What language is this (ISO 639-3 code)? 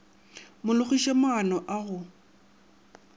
nso